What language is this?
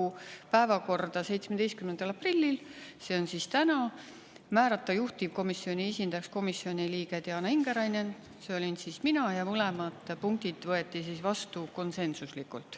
Estonian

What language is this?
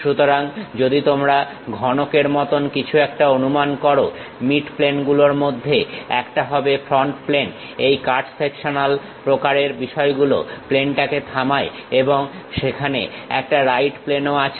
Bangla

